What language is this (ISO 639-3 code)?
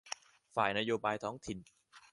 tha